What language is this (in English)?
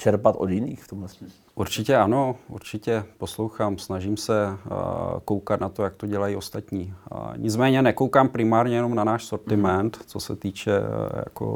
Czech